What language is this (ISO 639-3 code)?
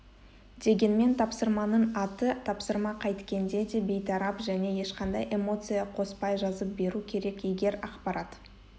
kaz